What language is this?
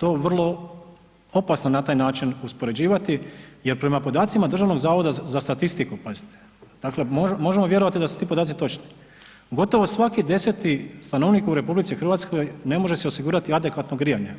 Croatian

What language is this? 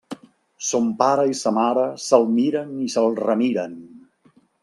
Catalan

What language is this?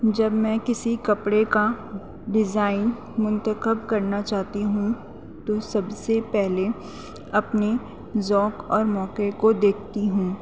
Urdu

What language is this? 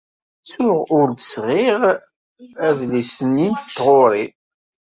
Kabyle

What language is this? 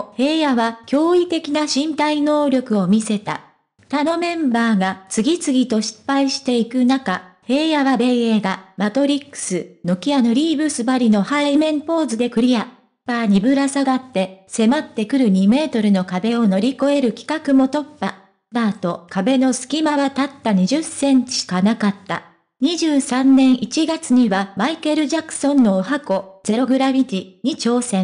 Japanese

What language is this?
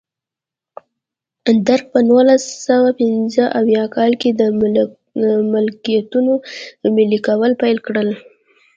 Pashto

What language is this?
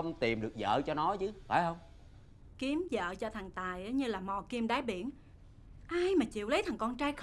Vietnamese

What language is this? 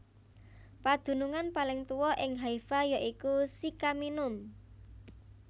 Javanese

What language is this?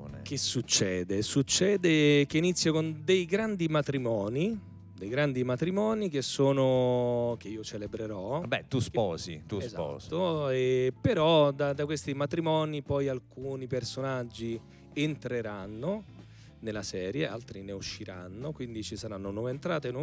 Italian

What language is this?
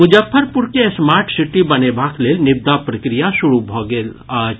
Maithili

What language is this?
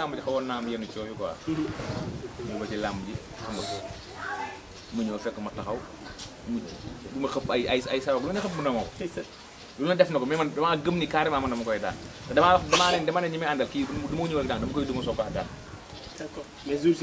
Indonesian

